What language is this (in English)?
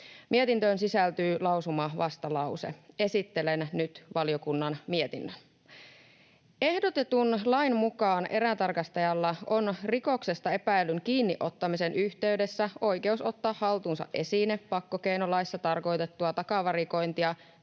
Finnish